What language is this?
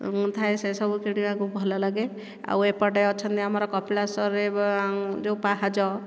Odia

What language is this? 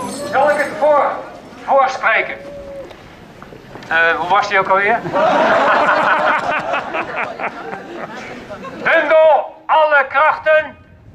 Dutch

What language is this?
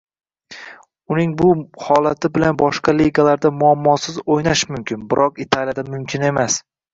Uzbek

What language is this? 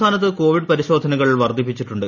Malayalam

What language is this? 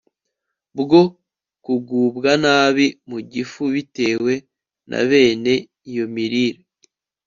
Kinyarwanda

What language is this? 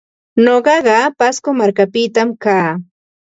Ambo-Pasco Quechua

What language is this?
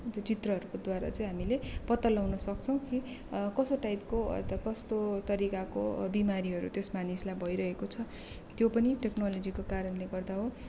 Nepali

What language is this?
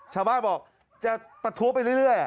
Thai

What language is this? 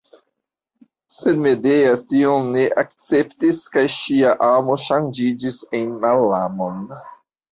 Esperanto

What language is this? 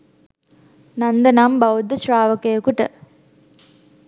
Sinhala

